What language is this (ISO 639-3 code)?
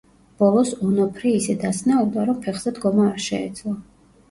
kat